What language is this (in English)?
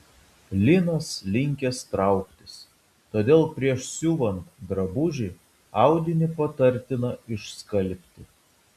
Lithuanian